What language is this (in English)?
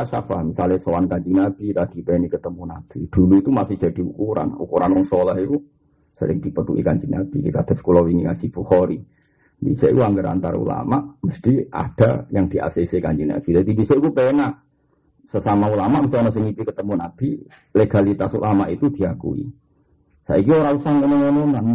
Malay